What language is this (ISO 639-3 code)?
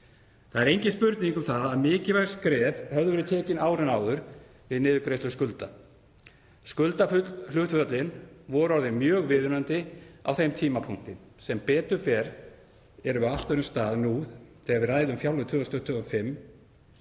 isl